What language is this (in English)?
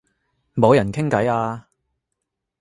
Cantonese